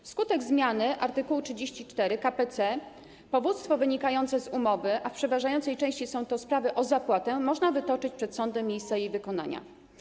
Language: Polish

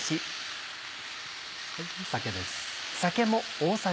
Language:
Japanese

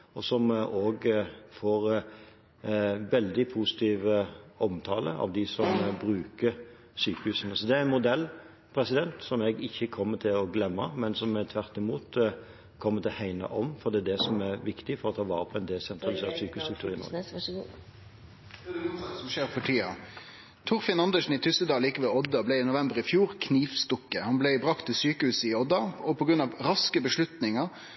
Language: Norwegian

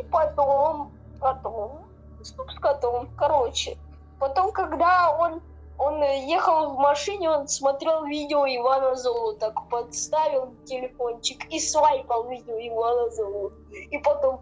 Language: Russian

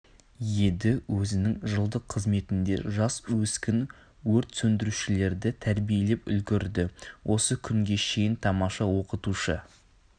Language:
Kazakh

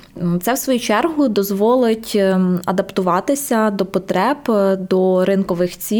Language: Ukrainian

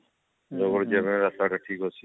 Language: Odia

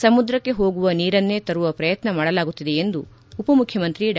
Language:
Kannada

